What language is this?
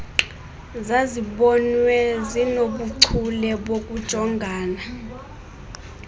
Xhosa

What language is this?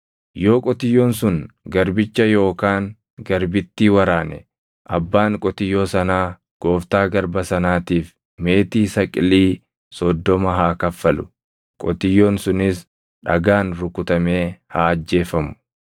Oromo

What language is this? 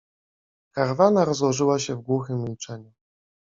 Polish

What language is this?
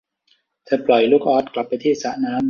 Thai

